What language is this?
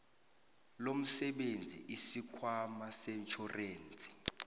South Ndebele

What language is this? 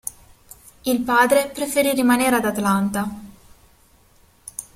Italian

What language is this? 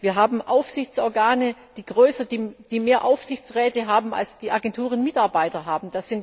German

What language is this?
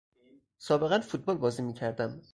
Persian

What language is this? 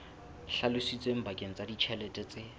Southern Sotho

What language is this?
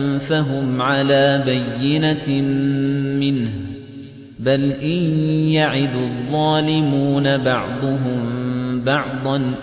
Arabic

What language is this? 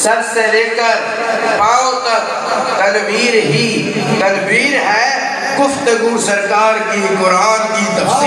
Arabic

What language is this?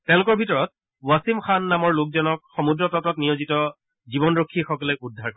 Assamese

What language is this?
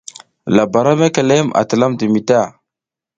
South Giziga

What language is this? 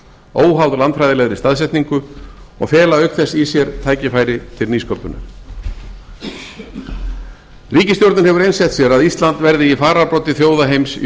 Icelandic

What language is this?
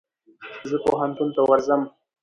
Pashto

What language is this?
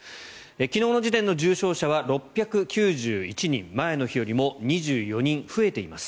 Japanese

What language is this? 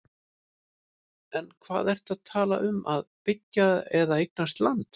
Icelandic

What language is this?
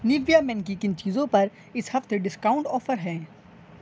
Urdu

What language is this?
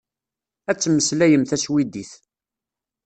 Kabyle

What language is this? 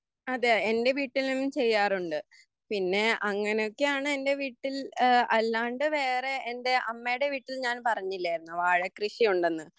Malayalam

